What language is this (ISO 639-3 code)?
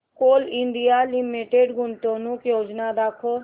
mar